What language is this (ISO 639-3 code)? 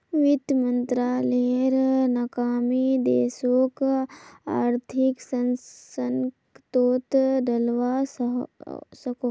mag